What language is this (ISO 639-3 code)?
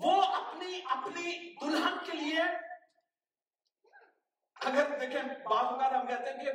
urd